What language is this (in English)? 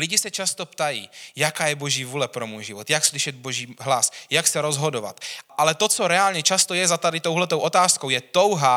Czech